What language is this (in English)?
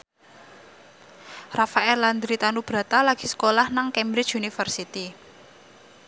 Javanese